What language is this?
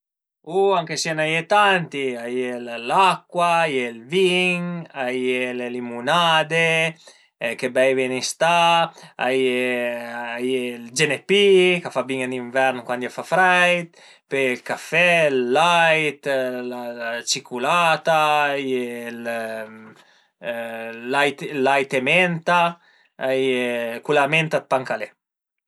Piedmontese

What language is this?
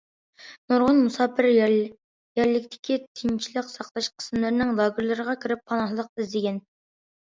Uyghur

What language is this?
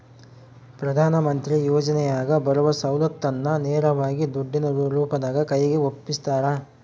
Kannada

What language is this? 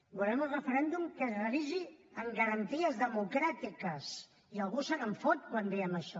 Catalan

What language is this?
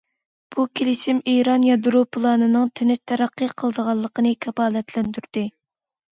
Uyghur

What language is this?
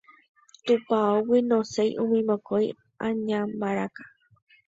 Guarani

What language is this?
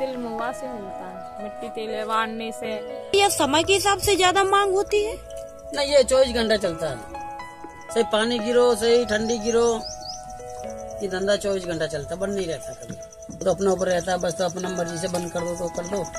Hindi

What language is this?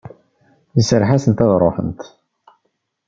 Kabyle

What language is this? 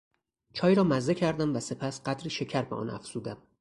Persian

